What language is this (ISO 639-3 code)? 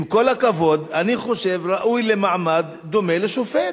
heb